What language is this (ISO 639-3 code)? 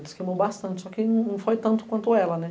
por